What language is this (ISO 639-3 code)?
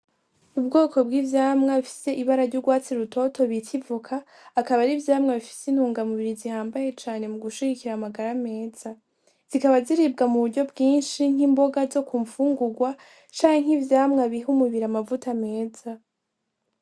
run